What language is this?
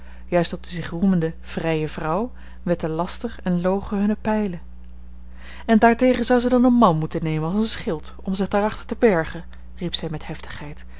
Dutch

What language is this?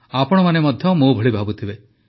Odia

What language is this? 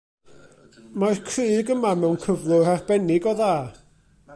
Welsh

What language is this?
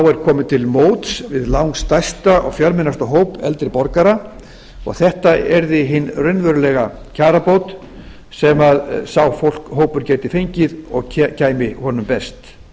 Icelandic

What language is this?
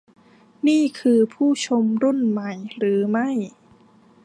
Thai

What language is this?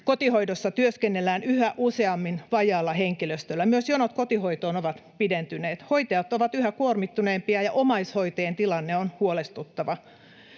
Finnish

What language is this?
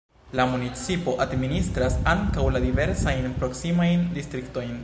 Esperanto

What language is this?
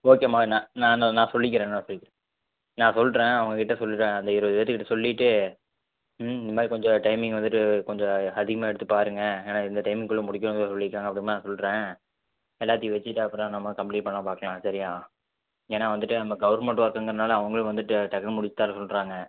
Tamil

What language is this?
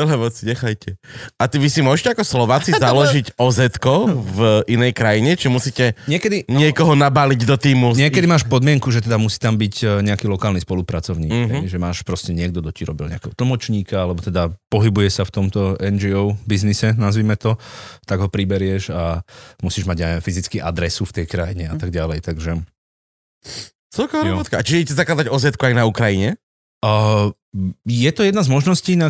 Slovak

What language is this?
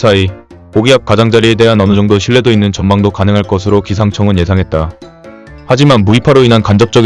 Korean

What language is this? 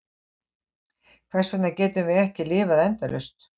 Icelandic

